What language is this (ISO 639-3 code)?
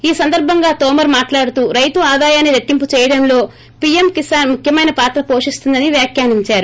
tel